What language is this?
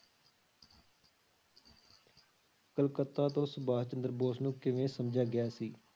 Punjabi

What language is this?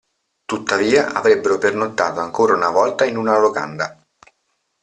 Italian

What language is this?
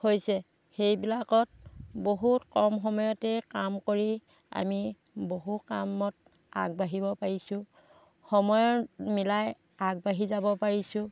Assamese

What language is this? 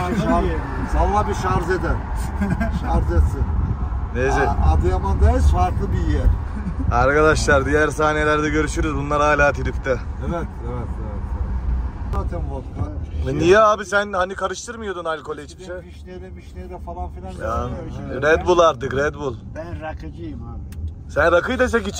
Turkish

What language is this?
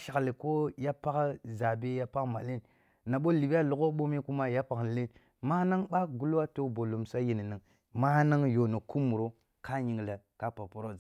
Kulung (Nigeria)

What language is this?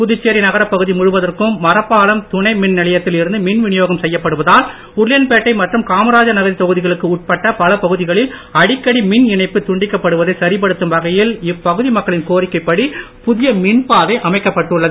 Tamil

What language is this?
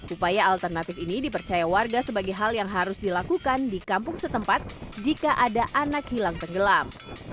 Indonesian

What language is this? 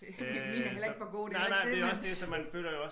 Danish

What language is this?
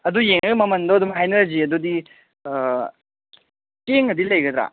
Manipuri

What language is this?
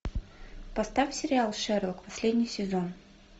Russian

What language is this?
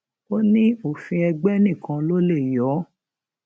Yoruba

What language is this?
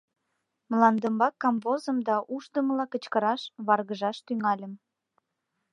Mari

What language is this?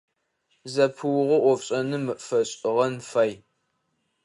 Adyghe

